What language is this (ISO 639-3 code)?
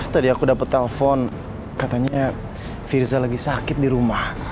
ind